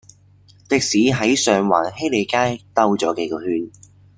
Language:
Cantonese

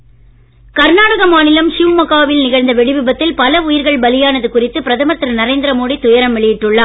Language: Tamil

